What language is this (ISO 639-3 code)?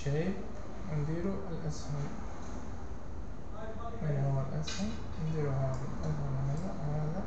ara